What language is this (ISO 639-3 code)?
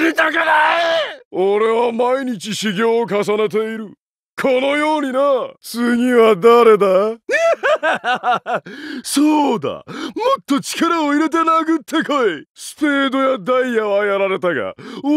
jpn